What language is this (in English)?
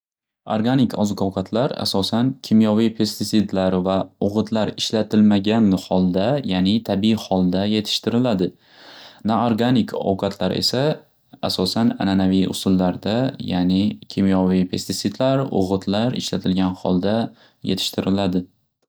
Uzbek